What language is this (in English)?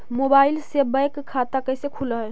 Magahi